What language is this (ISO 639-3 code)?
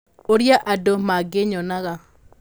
kik